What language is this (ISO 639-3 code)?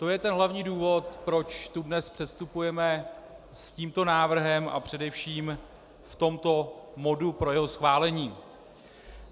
ces